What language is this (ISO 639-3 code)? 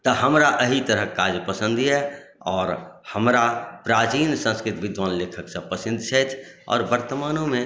mai